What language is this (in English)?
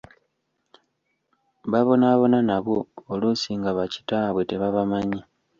Ganda